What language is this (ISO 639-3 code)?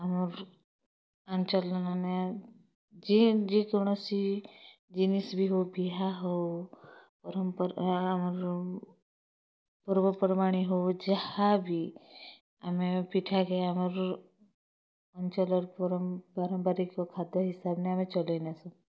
ori